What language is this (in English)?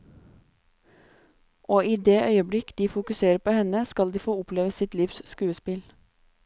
Norwegian